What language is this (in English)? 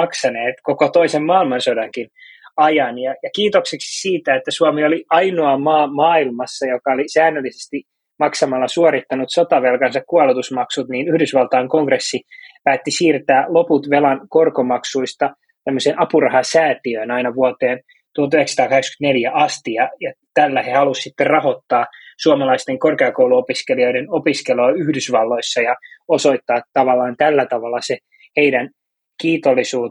Finnish